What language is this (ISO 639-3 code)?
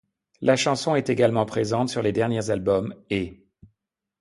fra